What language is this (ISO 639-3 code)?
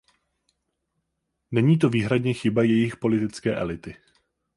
ces